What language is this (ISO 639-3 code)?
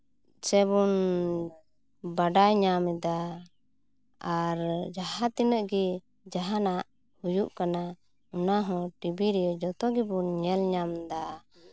sat